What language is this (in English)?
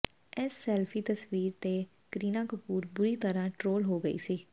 Punjabi